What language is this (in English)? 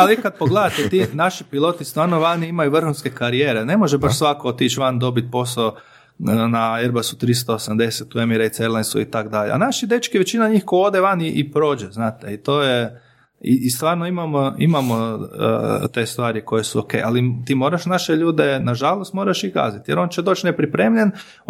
Croatian